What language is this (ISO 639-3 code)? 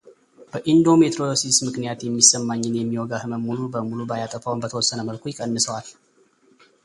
amh